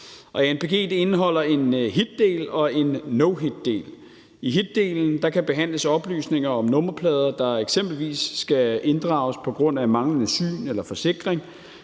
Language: Danish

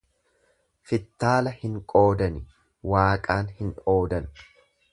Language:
Oromo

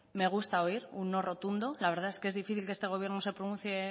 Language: Spanish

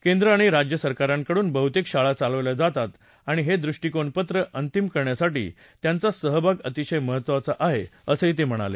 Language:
Marathi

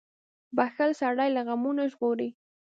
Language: Pashto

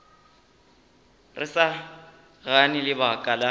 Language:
Northern Sotho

